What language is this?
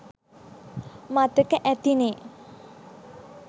Sinhala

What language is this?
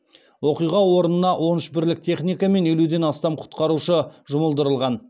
Kazakh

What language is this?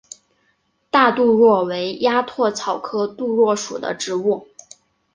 Chinese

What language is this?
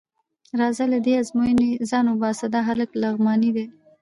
Pashto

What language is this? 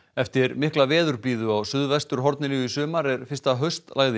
Icelandic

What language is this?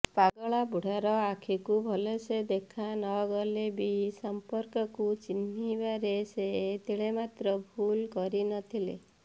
Odia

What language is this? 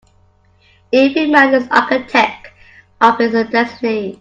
English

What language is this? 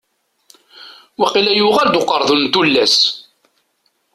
Kabyle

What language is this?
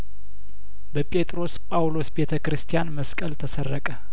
Amharic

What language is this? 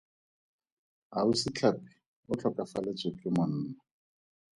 Tswana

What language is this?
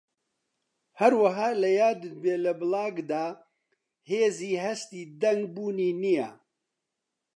Central Kurdish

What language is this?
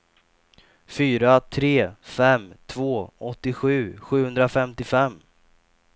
Swedish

